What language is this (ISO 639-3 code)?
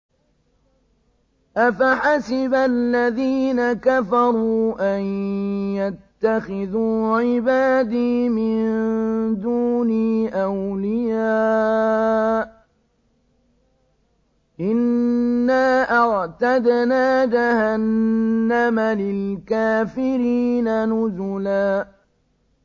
ara